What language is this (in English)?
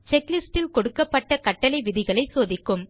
Tamil